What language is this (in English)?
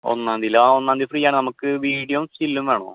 Malayalam